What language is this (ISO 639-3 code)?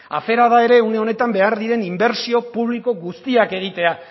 eus